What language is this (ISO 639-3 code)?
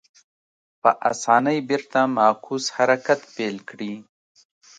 pus